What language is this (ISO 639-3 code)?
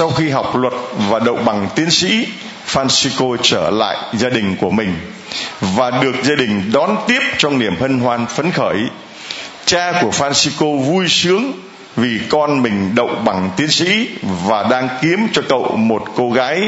vie